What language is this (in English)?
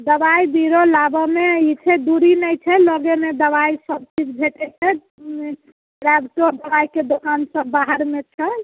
Maithili